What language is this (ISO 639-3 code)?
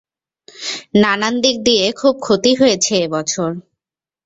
ben